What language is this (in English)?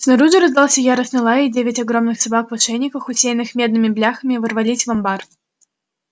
Russian